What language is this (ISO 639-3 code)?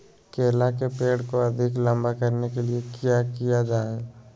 mag